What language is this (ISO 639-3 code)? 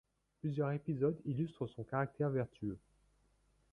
fra